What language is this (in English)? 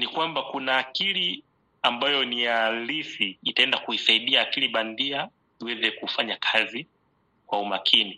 Swahili